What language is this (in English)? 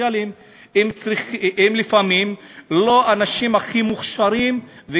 Hebrew